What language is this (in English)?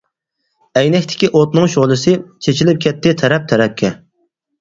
Uyghur